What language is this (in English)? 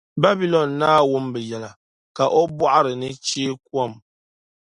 Dagbani